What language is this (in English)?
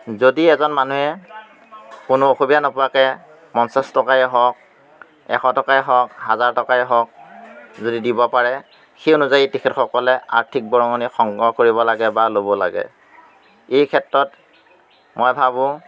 Assamese